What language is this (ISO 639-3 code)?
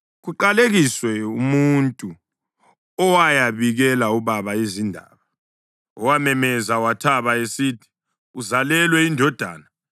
nde